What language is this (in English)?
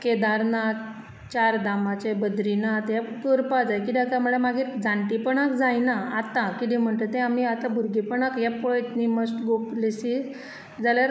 Konkani